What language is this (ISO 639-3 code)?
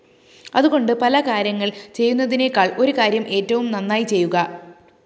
mal